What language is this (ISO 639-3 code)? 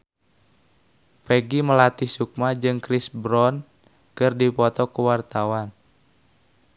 sun